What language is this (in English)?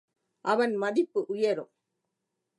Tamil